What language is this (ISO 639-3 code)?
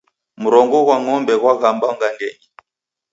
dav